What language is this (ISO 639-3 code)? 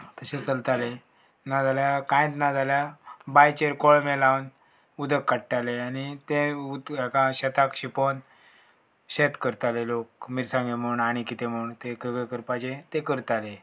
kok